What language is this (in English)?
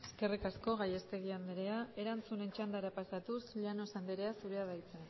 Basque